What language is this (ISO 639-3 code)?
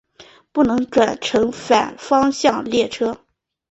zho